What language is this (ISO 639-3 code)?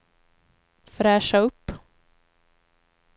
swe